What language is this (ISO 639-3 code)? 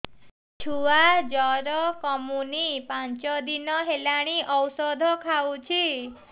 ori